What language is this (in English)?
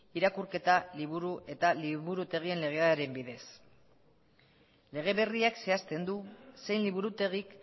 Basque